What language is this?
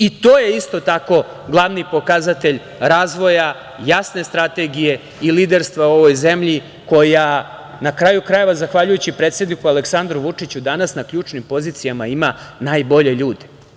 Serbian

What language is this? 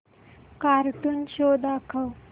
Marathi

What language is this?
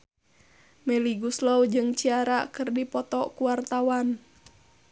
Sundanese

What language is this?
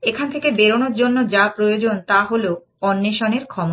Bangla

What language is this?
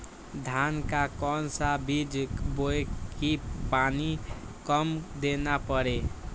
Magahi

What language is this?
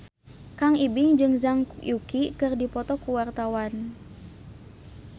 Sundanese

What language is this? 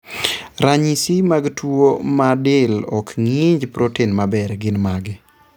Luo (Kenya and Tanzania)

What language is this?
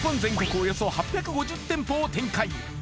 Japanese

